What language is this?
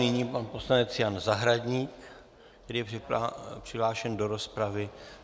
Czech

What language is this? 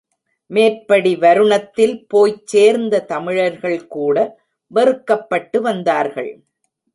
Tamil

